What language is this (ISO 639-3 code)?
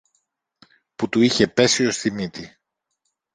ell